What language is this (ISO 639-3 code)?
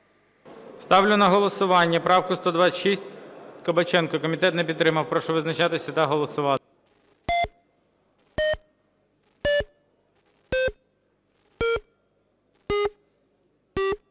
ukr